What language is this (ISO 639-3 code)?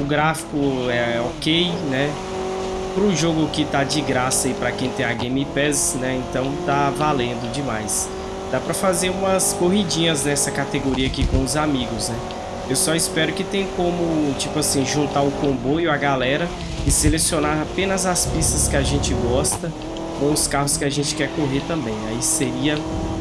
por